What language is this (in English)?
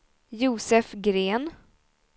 Swedish